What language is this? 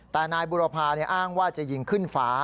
Thai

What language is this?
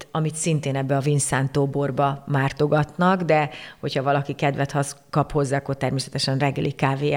Hungarian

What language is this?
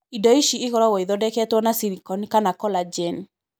Kikuyu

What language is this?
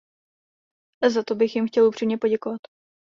Czech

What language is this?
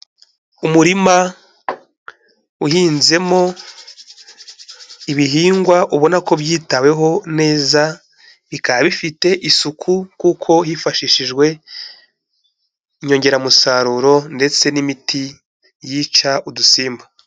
Kinyarwanda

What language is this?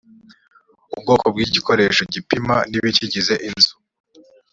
Kinyarwanda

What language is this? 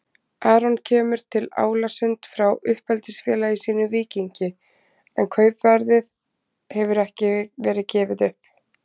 Icelandic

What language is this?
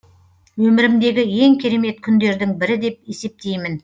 Kazakh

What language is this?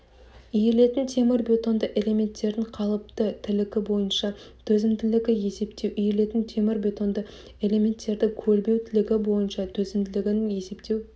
Kazakh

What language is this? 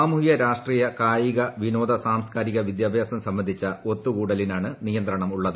Malayalam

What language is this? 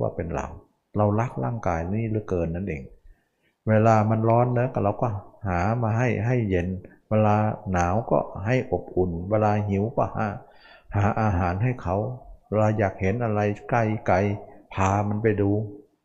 Thai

